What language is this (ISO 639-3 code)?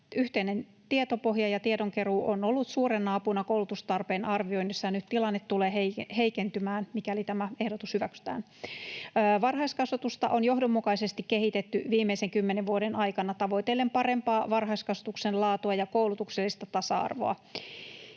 fin